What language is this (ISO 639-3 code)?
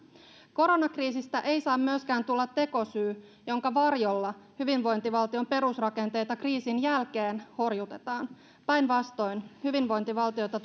fin